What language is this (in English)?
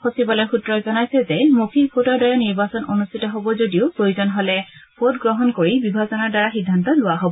Assamese